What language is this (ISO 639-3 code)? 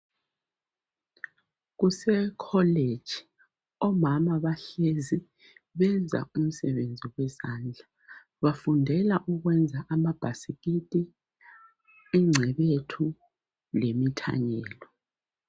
nde